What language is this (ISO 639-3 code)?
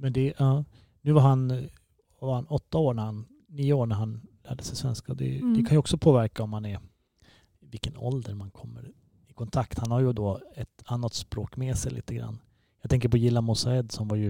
swe